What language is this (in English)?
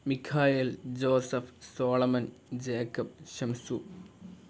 Malayalam